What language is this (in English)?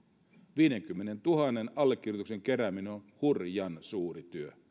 Finnish